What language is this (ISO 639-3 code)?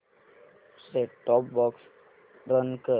mar